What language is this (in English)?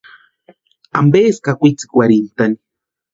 Western Highland Purepecha